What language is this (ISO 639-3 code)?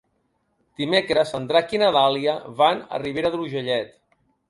cat